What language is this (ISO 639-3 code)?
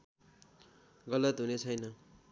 nep